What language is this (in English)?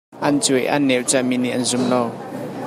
Hakha Chin